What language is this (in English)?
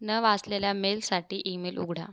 Marathi